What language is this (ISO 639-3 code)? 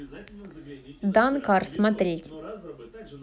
rus